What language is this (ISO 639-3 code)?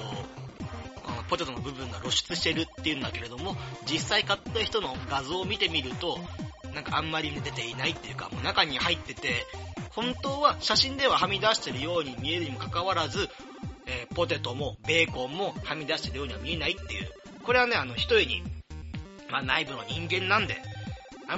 jpn